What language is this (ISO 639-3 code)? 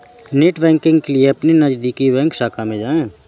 hin